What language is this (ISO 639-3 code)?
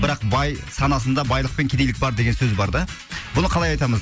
kaz